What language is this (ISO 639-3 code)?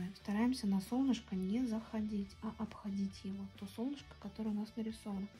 rus